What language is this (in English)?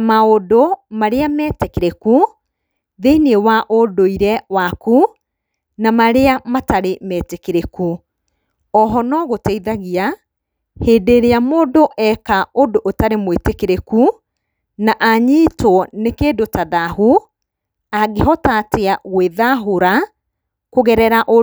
Kikuyu